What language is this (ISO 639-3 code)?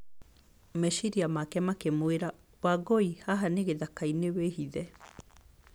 kik